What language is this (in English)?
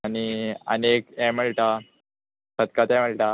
Konkani